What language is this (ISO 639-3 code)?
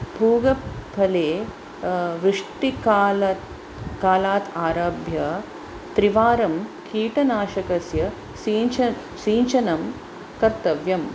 san